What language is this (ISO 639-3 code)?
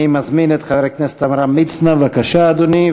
heb